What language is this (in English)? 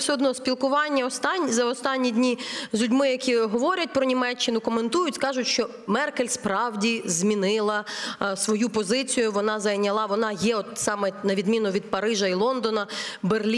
Ukrainian